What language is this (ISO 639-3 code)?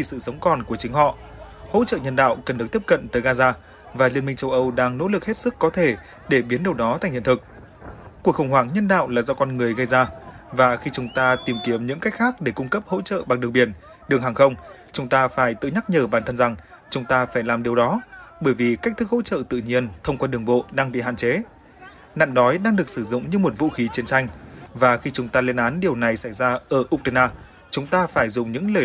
vie